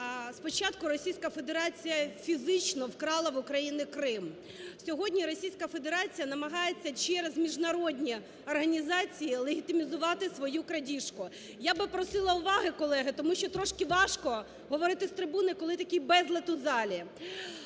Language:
Ukrainian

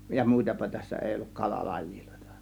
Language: Finnish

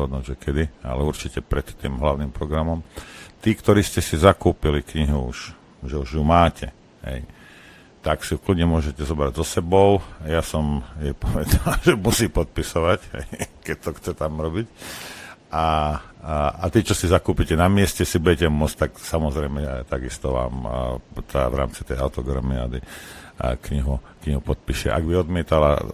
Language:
Slovak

